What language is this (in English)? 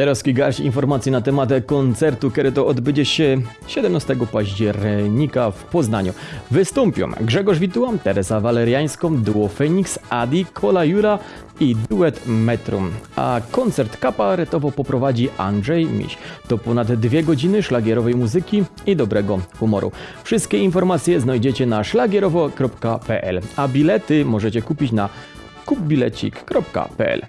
Polish